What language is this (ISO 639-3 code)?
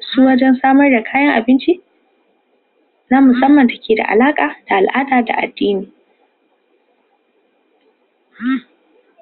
hau